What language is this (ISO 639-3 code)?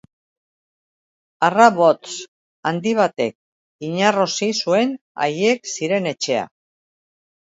eus